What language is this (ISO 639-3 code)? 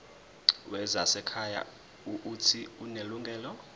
zul